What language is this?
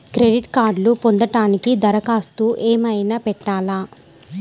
Telugu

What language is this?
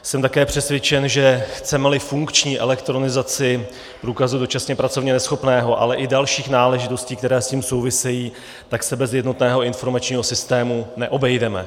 Czech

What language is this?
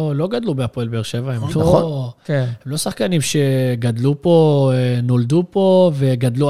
Hebrew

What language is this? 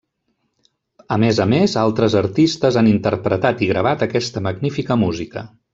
Catalan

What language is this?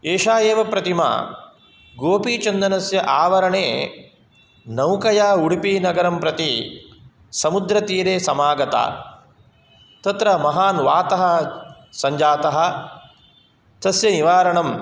Sanskrit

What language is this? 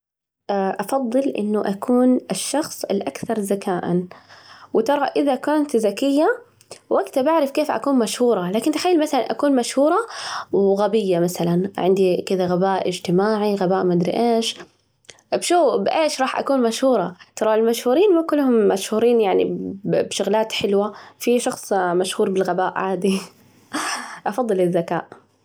Najdi Arabic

